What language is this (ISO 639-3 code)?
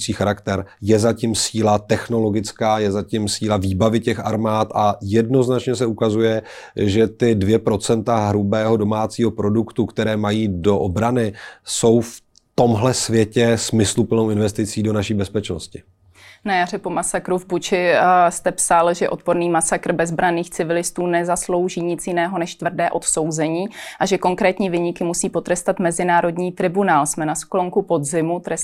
ces